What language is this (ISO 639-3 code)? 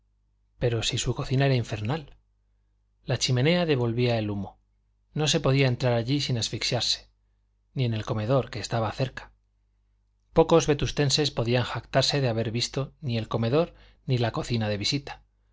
spa